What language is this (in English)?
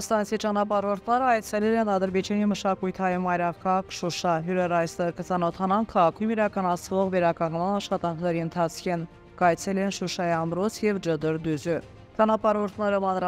Turkish